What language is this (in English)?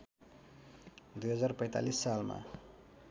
Nepali